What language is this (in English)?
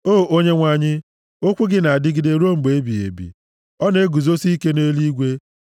Igbo